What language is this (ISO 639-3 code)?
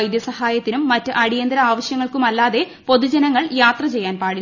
mal